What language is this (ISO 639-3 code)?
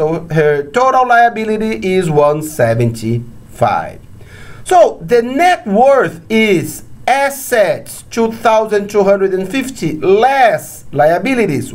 eng